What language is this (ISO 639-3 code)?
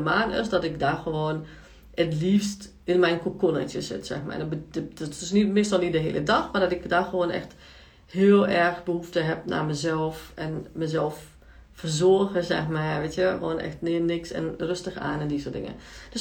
nld